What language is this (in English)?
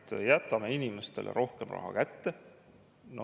Estonian